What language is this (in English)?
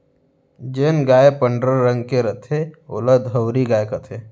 Chhattisgarhi